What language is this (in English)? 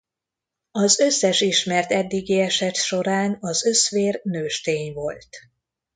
Hungarian